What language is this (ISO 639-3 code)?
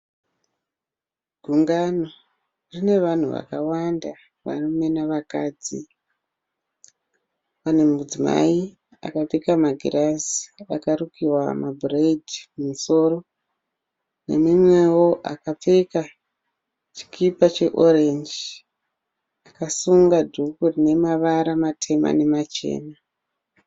sna